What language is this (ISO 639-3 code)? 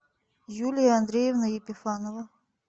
rus